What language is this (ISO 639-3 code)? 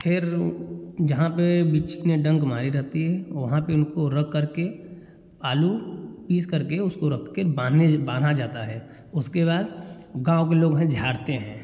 hin